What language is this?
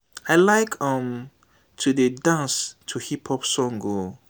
Nigerian Pidgin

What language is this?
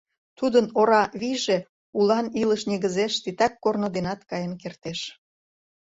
Mari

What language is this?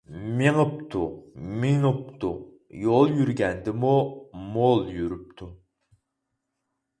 Uyghur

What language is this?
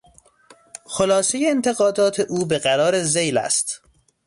Persian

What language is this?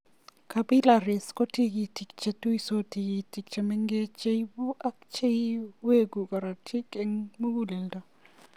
Kalenjin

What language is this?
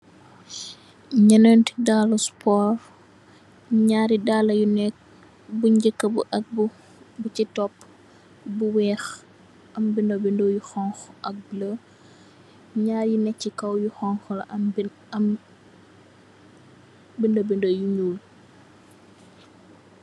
Wolof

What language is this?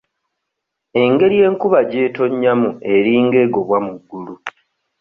Ganda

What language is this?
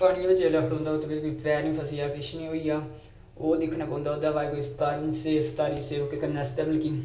Dogri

